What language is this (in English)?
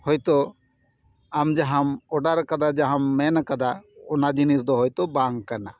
Santali